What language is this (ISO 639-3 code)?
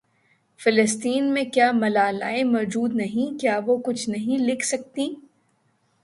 urd